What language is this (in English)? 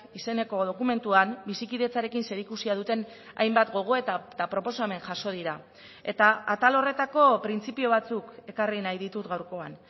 Basque